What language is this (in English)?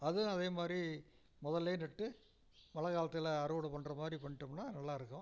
Tamil